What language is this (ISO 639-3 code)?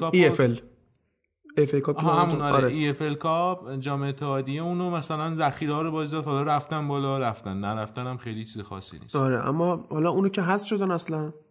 fas